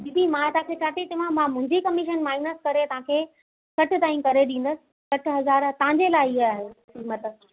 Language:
Sindhi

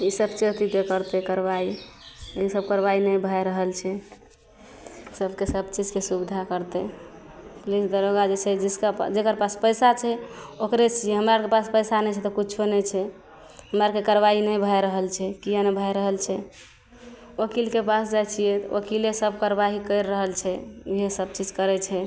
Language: Maithili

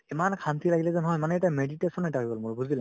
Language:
Assamese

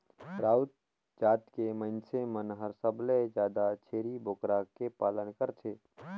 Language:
Chhattisgarhi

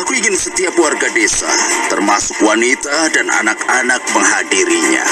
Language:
Indonesian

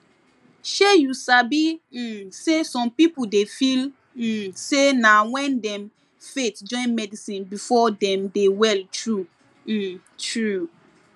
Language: Nigerian Pidgin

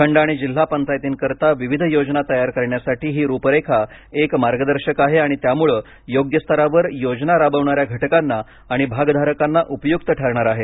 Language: Marathi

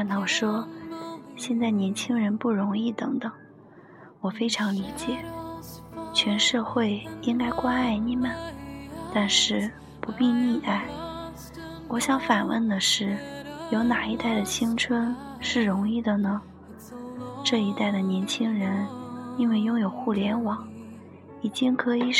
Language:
Chinese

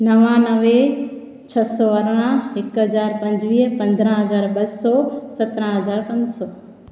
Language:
Sindhi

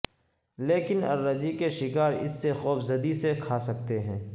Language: Urdu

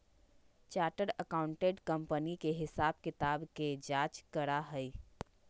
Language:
Magahi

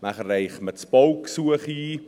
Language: Swiss German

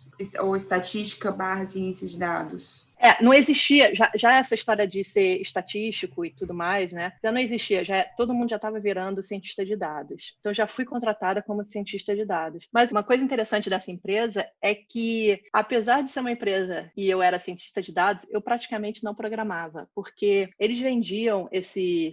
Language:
Portuguese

